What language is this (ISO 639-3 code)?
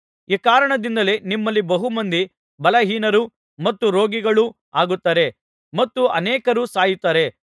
kan